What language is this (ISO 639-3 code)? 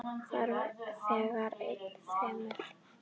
isl